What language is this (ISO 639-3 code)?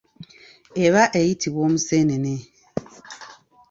lug